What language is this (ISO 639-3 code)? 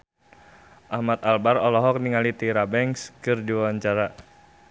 sun